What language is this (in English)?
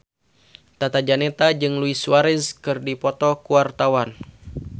Sundanese